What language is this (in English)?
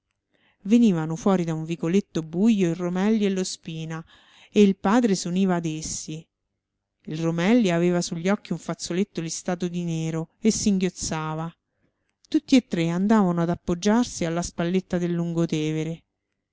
Italian